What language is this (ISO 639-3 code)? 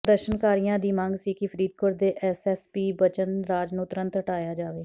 pan